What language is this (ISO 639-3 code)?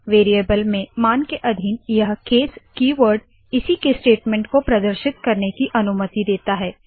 hin